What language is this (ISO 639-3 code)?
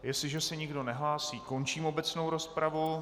ces